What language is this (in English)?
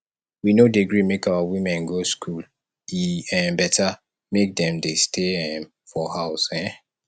Nigerian Pidgin